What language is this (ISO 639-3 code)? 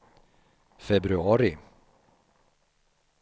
swe